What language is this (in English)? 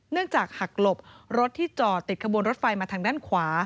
Thai